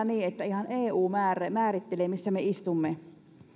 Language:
Finnish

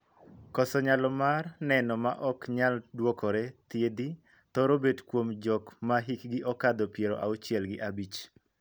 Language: Luo (Kenya and Tanzania)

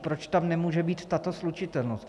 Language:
Czech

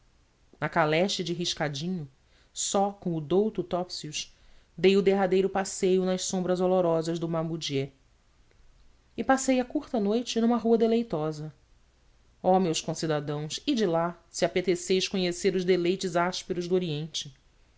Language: Portuguese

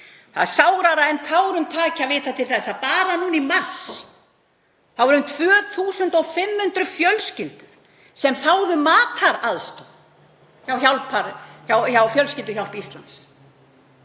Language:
Icelandic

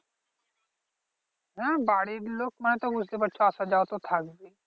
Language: Bangla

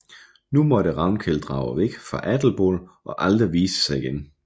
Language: Danish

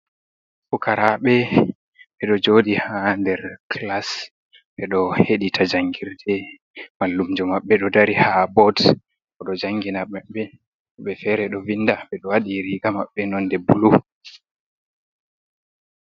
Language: Fula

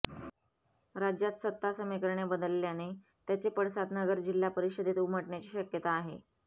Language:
Marathi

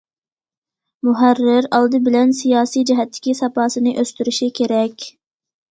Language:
Uyghur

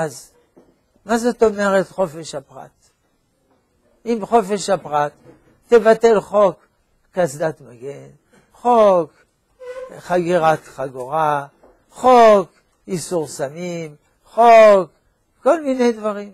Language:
Hebrew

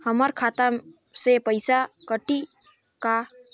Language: Chhattisgarhi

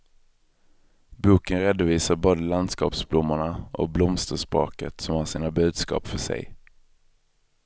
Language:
Swedish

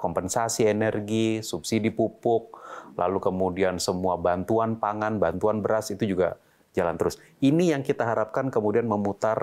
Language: Indonesian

